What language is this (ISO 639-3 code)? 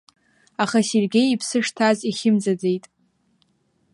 abk